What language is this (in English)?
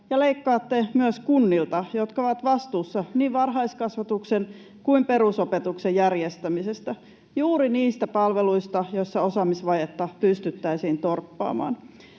Finnish